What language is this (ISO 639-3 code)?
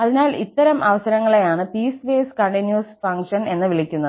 mal